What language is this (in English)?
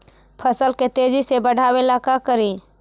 Magahi